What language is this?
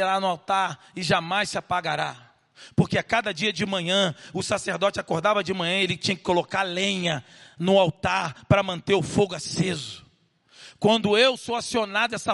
Portuguese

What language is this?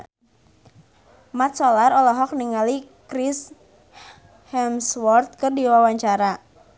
Sundanese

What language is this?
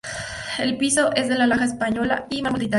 Spanish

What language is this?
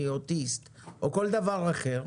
Hebrew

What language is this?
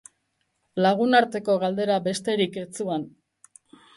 Basque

